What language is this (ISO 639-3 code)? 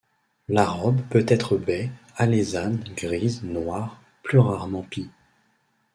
fra